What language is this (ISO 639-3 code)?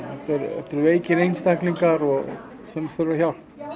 isl